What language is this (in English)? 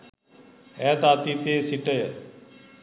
Sinhala